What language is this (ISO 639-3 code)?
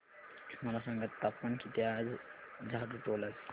mar